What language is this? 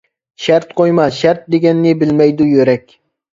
Uyghur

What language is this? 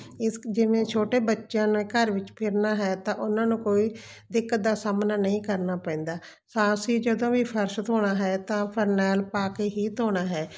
Punjabi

